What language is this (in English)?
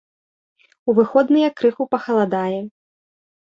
Belarusian